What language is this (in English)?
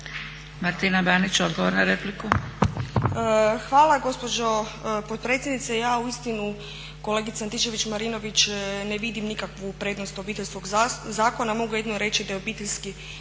Croatian